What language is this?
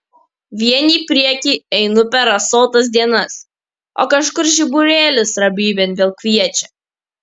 Lithuanian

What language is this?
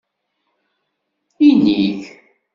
Kabyle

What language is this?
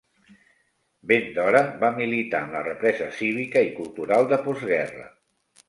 Catalan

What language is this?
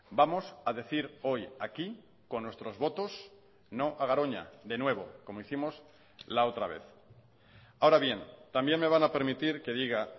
Spanish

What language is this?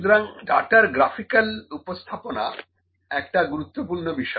Bangla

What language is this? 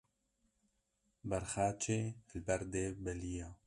Kurdish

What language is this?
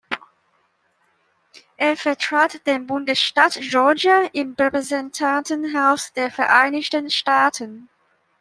German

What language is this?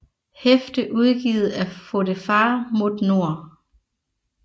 Danish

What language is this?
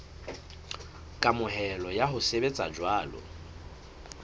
Southern Sotho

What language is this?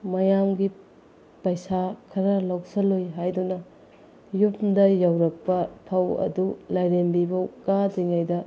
Manipuri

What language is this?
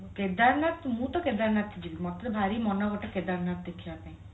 Odia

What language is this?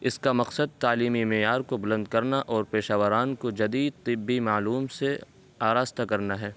Urdu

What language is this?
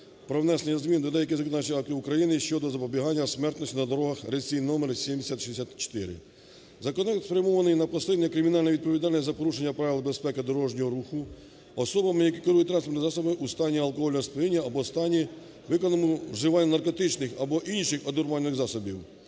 Ukrainian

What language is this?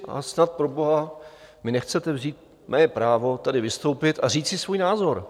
Czech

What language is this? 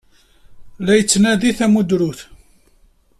Kabyle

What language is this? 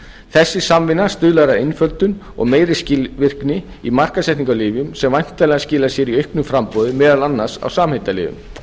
Icelandic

